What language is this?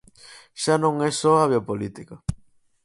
Galician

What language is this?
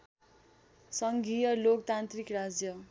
Nepali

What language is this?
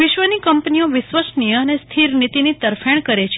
Gujarati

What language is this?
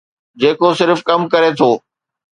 Sindhi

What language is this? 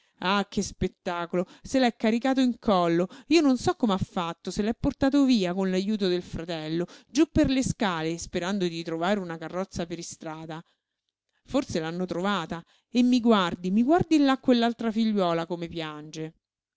Italian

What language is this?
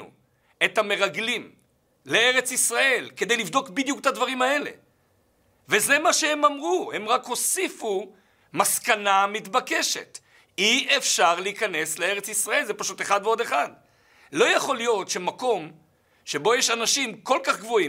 Hebrew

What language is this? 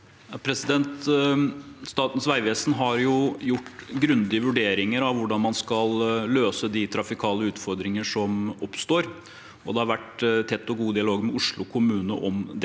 Norwegian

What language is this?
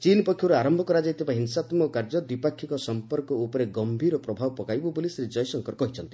Odia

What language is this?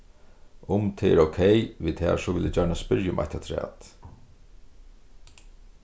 Faroese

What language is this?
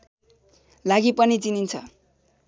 Nepali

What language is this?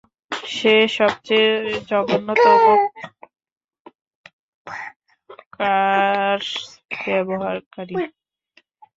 Bangla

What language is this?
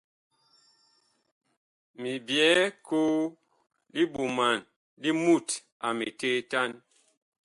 Bakoko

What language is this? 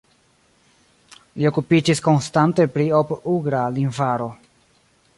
Esperanto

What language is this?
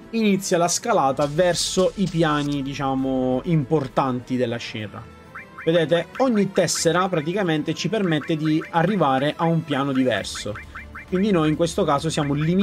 Italian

